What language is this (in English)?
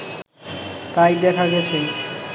Bangla